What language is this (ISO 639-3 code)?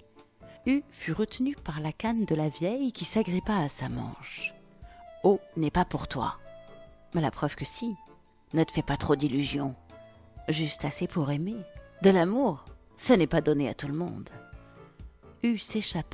fra